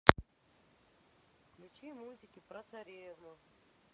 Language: Russian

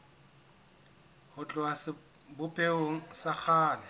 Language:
Southern Sotho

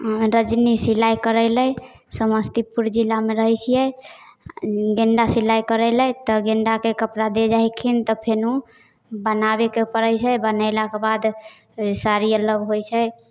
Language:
Maithili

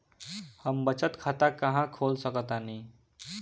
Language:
Bhojpuri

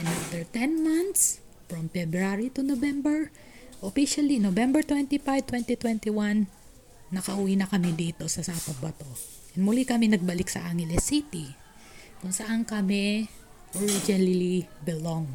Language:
Filipino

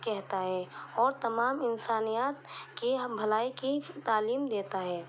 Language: Urdu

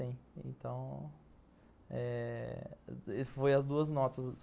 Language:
Portuguese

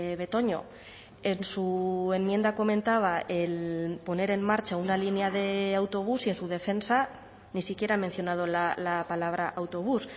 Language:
Spanish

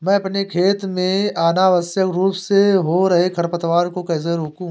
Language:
Hindi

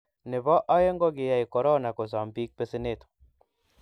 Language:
Kalenjin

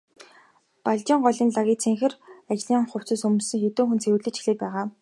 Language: Mongolian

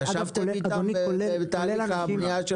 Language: Hebrew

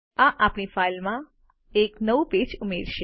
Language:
Gujarati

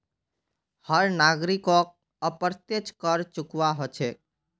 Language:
Magahi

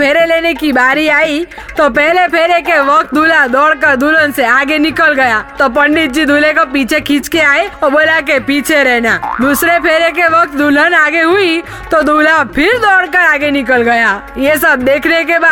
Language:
Hindi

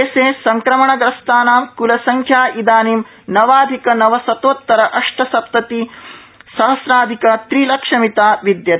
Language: Sanskrit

